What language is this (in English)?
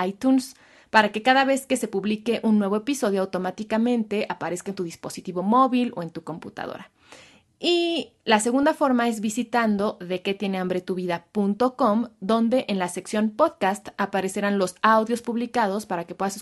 Spanish